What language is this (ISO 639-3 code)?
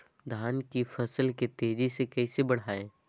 mag